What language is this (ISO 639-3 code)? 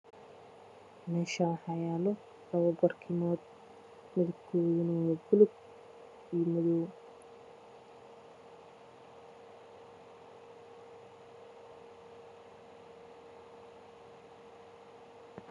som